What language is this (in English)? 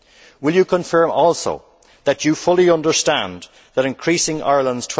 English